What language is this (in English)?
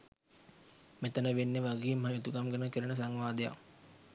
Sinhala